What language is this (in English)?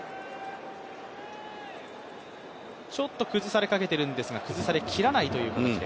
Japanese